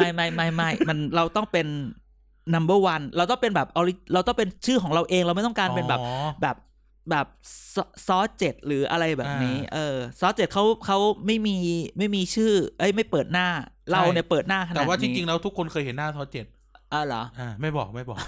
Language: Thai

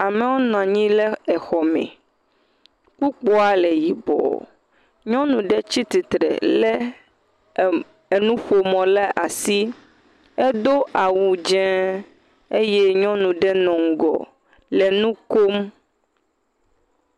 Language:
Ewe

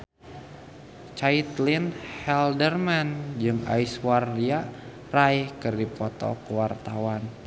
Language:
Sundanese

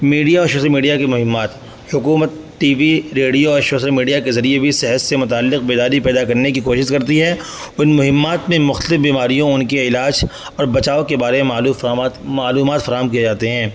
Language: Urdu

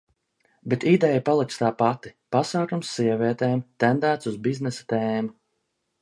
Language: Latvian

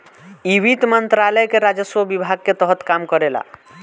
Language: Bhojpuri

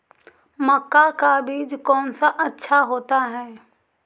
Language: Magahi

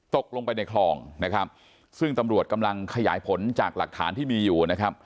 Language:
Thai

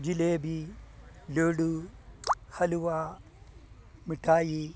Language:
Malayalam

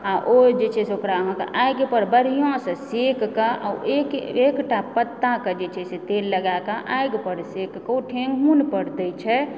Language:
Maithili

